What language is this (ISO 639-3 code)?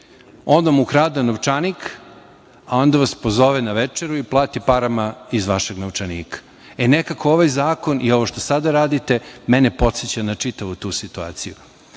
srp